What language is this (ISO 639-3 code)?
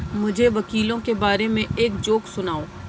urd